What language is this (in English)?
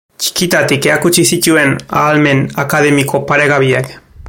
Basque